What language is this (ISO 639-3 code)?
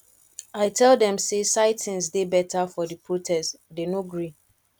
pcm